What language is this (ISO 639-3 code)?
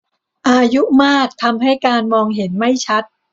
tha